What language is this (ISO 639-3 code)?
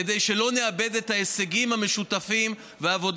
heb